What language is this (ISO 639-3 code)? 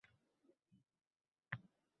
uzb